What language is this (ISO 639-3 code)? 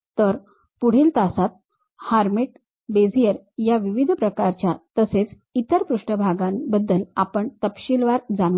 mar